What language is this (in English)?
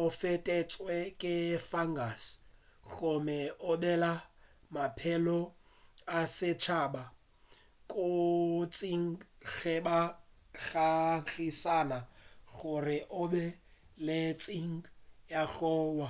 Northern Sotho